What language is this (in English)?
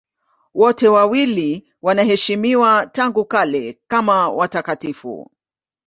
Swahili